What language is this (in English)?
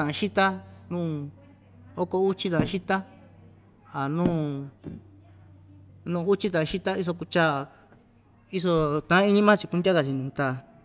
Ixtayutla Mixtec